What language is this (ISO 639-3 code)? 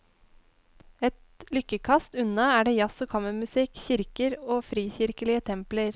nor